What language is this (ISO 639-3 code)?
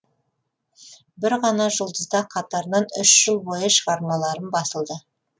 kaz